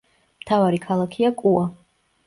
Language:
Georgian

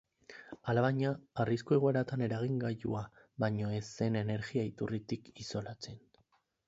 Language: Basque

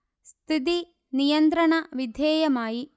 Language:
Malayalam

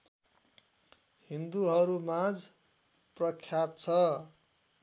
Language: Nepali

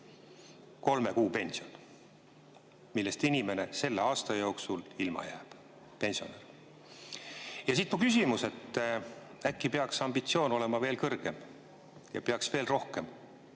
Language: Estonian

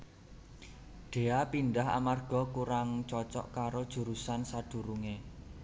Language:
Javanese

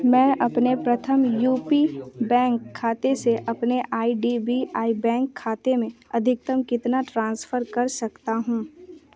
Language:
Hindi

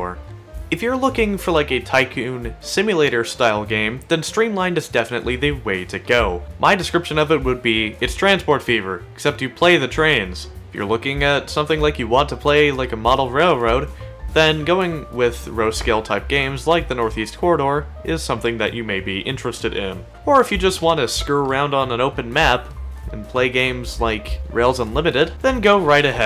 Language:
English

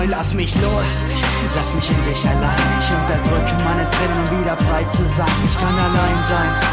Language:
German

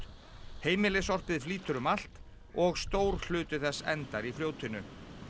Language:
Icelandic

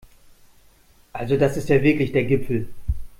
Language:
German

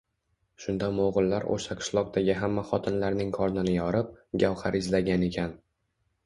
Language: Uzbek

